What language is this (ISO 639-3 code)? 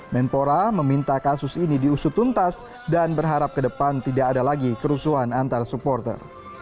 ind